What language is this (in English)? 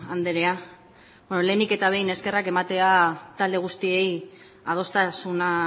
Basque